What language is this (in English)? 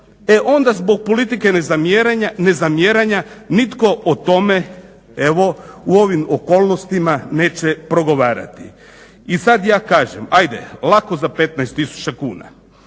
Croatian